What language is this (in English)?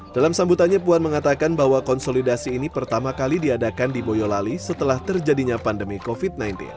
Indonesian